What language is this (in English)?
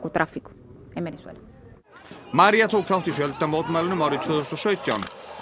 Icelandic